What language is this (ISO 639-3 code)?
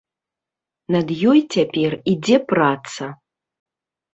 bel